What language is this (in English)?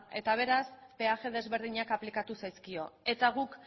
Basque